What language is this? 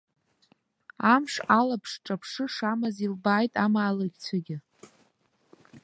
Abkhazian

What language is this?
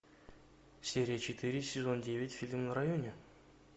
Russian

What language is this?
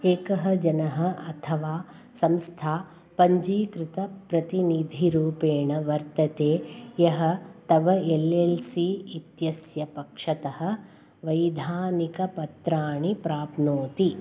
Sanskrit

